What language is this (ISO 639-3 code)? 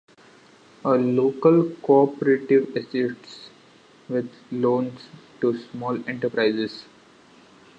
eng